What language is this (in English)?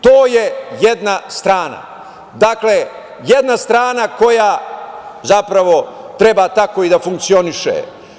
Serbian